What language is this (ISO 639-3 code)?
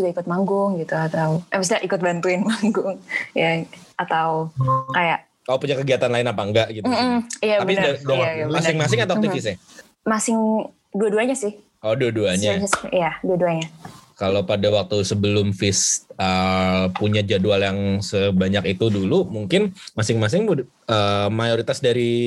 ind